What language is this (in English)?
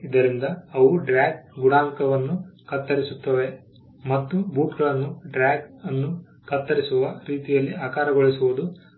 Kannada